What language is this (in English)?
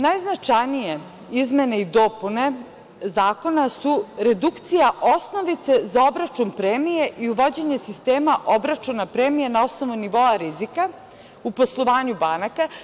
Serbian